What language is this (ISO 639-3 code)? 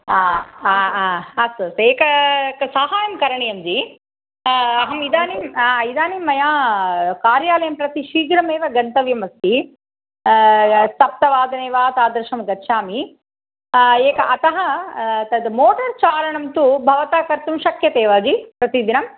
san